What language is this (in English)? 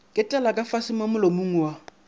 Northern Sotho